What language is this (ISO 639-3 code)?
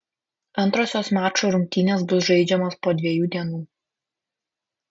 lit